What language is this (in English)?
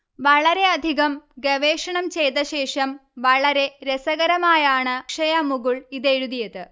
Malayalam